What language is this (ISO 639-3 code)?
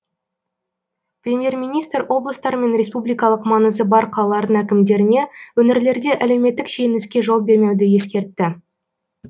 kaz